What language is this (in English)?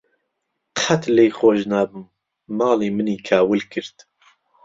Central Kurdish